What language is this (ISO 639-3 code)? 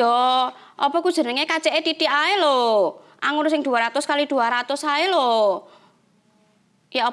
ind